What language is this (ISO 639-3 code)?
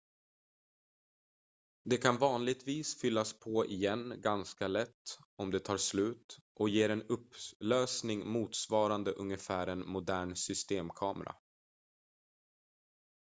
swe